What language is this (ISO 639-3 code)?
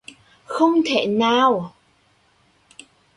vie